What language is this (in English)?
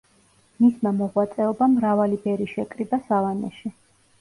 Georgian